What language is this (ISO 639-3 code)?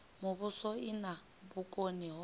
ven